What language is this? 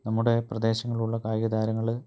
Malayalam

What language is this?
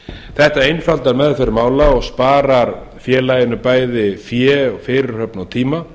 Icelandic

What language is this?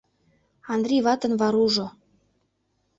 Mari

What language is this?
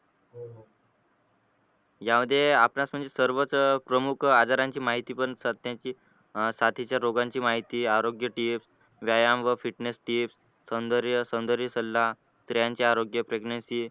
Marathi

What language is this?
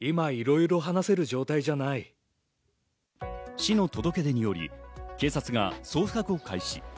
Japanese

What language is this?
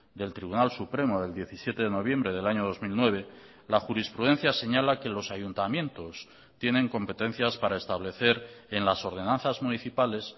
Spanish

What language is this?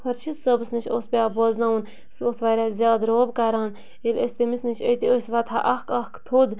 Kashmiri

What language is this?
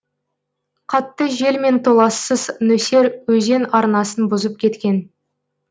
Kazakh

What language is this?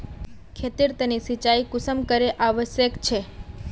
Magahi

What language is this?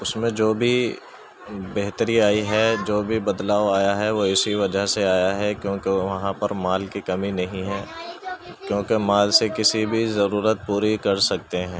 Urdu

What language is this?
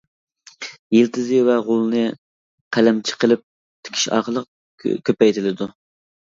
Uyghur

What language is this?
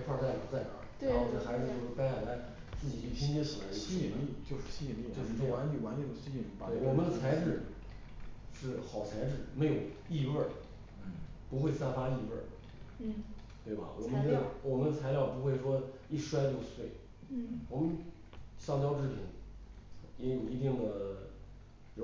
Chinese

